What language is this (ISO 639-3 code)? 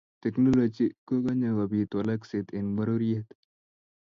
kln